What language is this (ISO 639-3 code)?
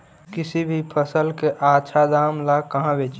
mag